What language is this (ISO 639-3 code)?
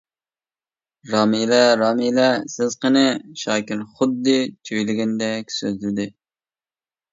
uig